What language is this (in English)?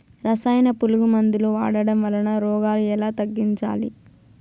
Telugu